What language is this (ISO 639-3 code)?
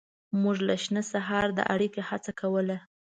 pus